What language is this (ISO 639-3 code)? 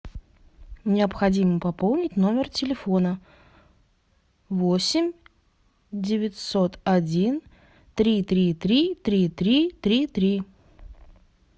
rus